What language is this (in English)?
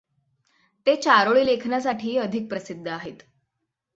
Marathi